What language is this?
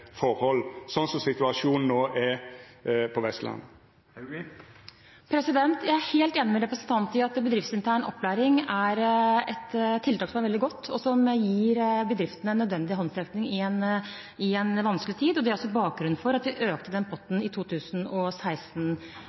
Norwegian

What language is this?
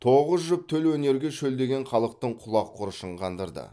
Kazakh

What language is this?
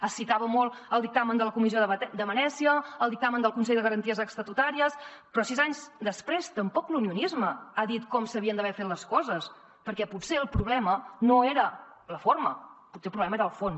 Catalan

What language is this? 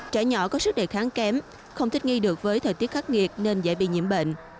Vietnamese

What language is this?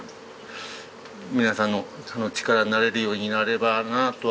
Japanese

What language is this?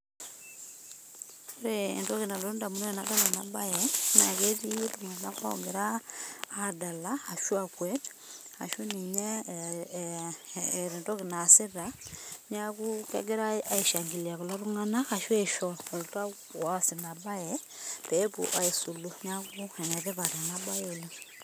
Masai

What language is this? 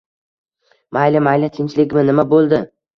Uzbek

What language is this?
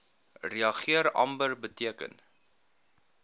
Afrikaans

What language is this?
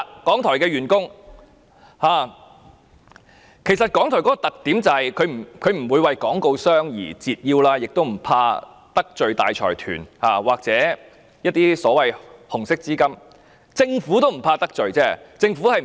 Cantonese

